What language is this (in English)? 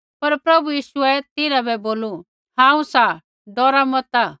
Kullu Pahari